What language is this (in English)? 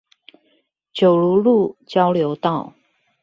Chinese